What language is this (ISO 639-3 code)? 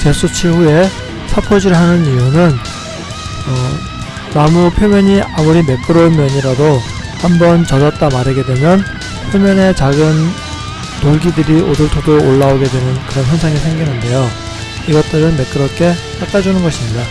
kor